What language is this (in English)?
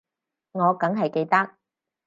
Cantonese